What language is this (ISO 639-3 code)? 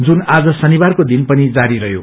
nep